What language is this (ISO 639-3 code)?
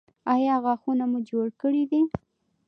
pus